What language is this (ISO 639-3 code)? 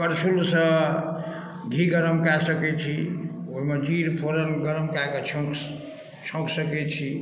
mai